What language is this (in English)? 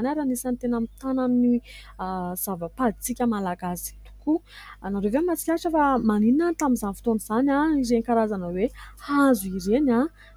Malagasy